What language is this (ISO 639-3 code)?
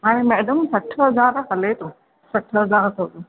snd